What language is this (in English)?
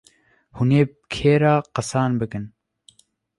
Kurdish